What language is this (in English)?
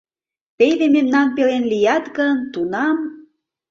Mari